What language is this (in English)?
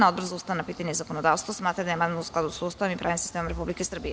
Serbian